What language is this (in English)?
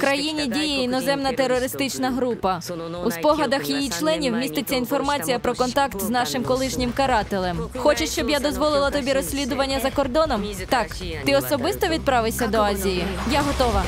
Ukrainian